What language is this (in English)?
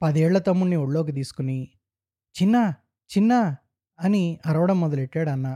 Telugu